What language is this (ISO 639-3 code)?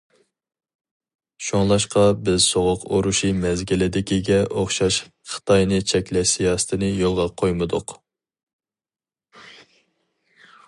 uig